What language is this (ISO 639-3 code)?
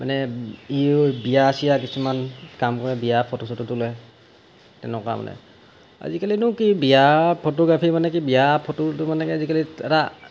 asm